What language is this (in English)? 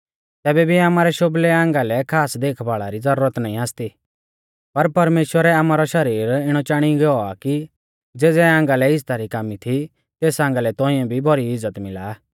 Mahasu Pahari